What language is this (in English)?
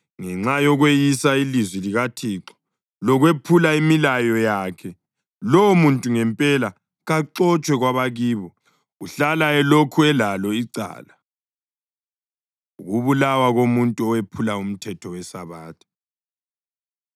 North Ndebele